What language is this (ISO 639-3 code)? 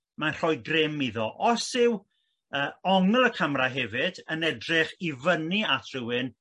cym